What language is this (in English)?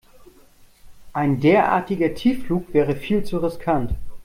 German